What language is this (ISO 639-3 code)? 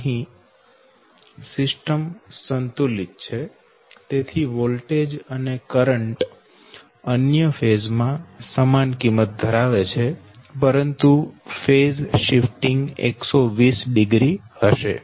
guj